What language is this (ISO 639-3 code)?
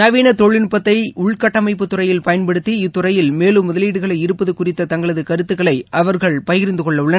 tam